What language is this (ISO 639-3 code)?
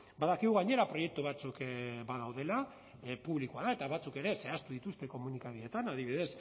eus